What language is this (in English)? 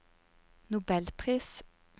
Norwegian